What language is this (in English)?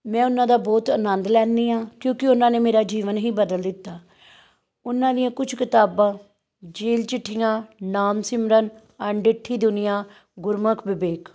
Punjabi